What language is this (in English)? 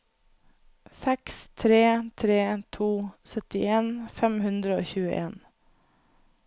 Norwegian